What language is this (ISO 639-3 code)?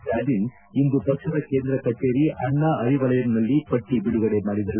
kan